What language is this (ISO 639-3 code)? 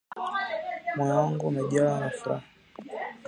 swa